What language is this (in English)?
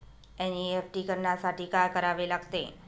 Marathi